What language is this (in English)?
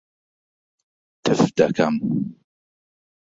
Central Kurdish